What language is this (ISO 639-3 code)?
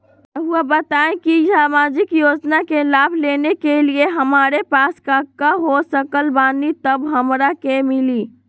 mag